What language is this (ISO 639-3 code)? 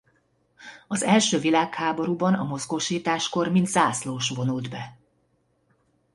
hun